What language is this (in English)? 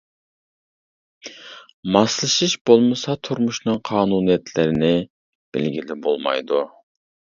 Uyghur